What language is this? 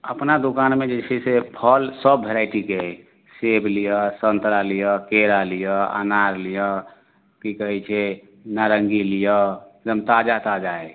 Maithili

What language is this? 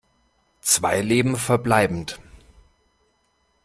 German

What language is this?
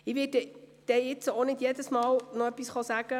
Swiss German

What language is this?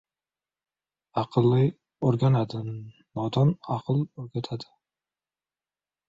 Uzbek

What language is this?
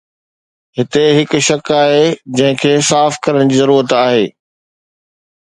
Sindhi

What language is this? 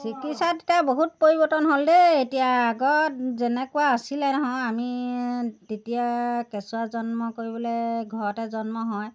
Assamese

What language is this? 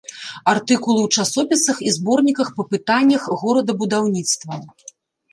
Belarusian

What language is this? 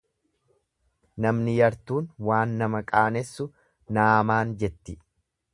Oromo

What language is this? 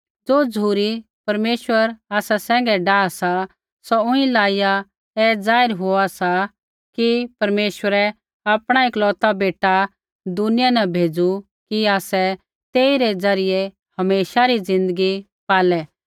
Kullu Pahari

